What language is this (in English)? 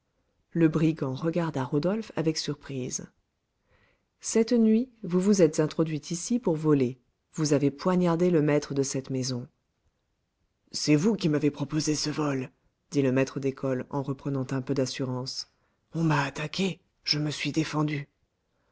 French